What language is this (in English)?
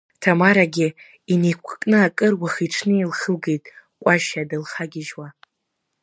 Abkhazian